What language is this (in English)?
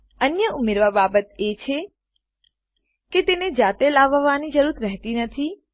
Gujarati